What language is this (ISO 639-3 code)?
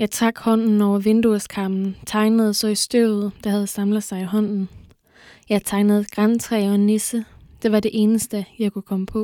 dan